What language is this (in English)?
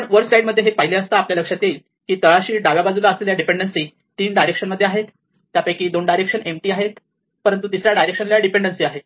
Marathi